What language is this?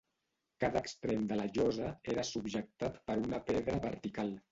Catalan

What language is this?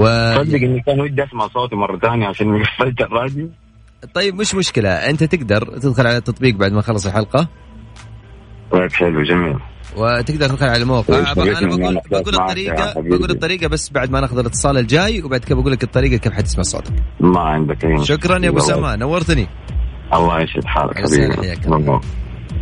Arabic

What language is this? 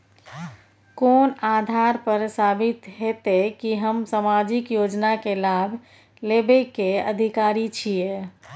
Maithili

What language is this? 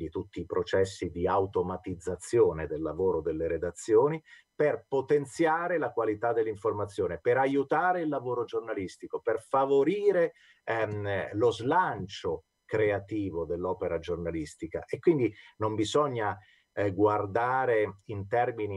Italian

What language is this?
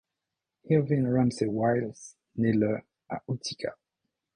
French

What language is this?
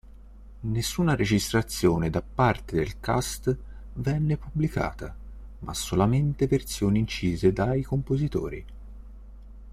Italian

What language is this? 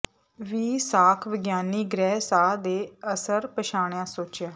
Punjabi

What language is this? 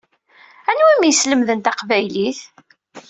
Kabyle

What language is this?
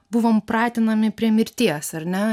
Lithuanian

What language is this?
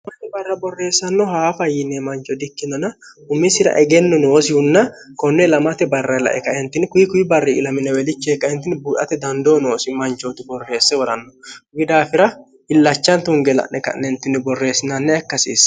Sidamo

